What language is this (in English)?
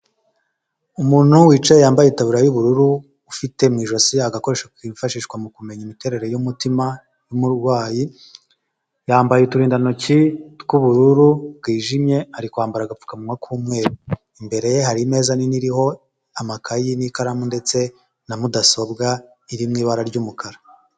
Kinyarwanda